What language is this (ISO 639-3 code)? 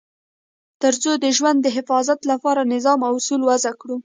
pus